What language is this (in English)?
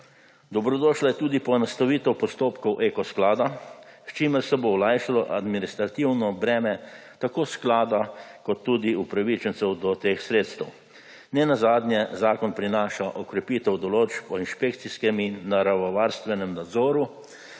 Slovenian